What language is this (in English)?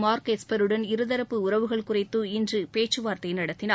Tamil